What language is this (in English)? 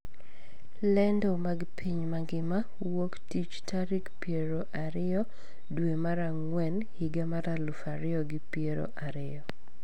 Luo (Kenya and Tanzania)